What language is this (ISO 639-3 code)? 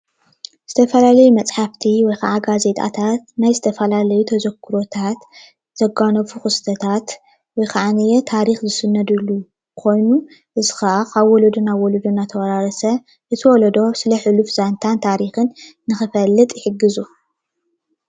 tir